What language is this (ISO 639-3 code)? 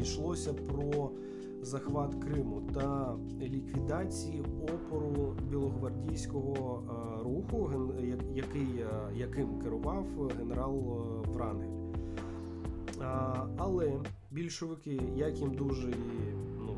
ukr